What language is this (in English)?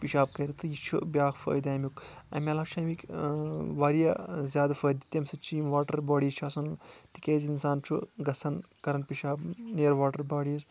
Kashmiri